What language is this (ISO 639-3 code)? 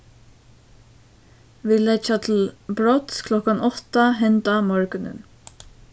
fao